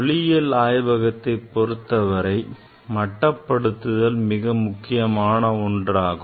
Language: Tamil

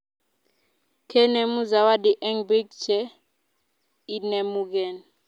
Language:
Kalenjin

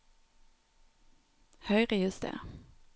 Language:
Norwegian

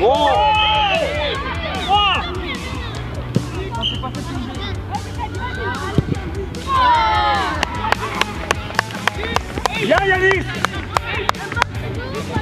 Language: French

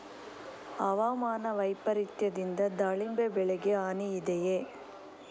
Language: Kannada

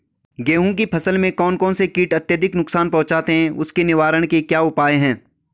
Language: Hindi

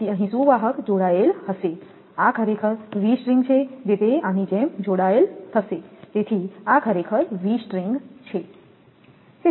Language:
Gujarati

